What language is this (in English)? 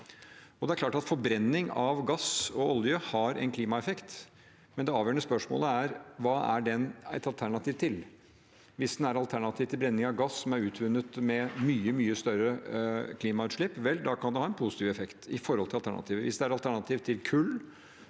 Norwegian